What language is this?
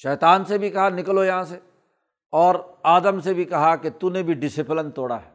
Urdu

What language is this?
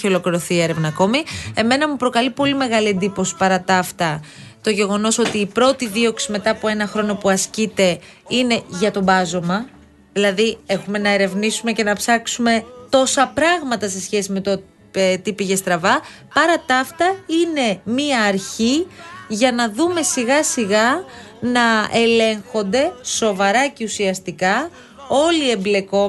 Greek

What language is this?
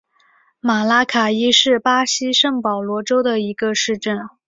Chinese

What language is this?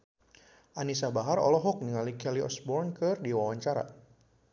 Sundanese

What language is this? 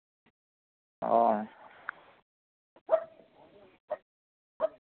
Santali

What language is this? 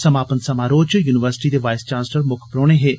Dogri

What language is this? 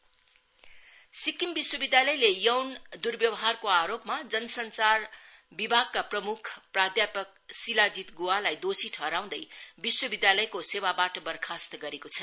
Nepali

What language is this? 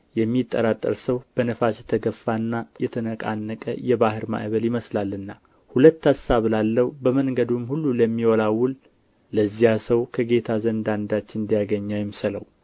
Amharic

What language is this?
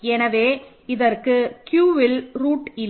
Tamil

